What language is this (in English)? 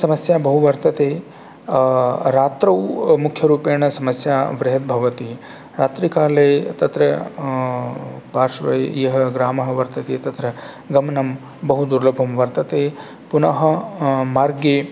Sanskrit